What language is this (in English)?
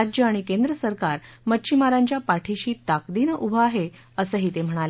Marathi